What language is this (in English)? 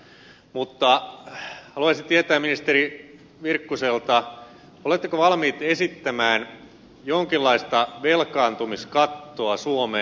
Finnish